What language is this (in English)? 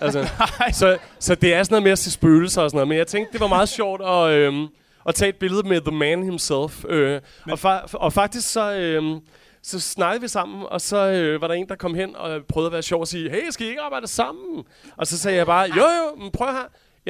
Danish